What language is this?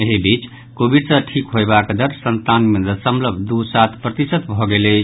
Maithili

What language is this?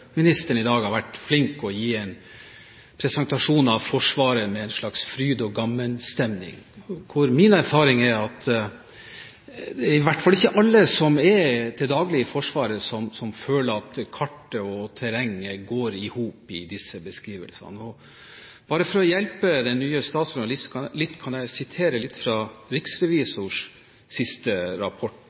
Norwegian Bokmål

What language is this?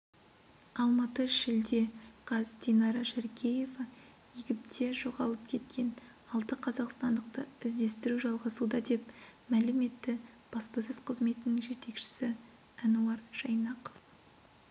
Kazakh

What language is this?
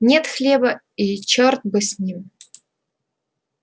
Russian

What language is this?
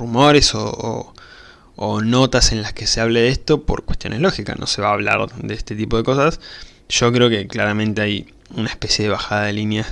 Spanish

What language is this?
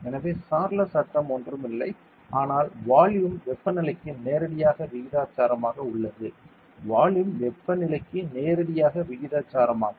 Tamil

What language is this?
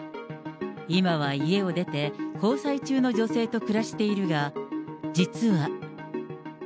Japanese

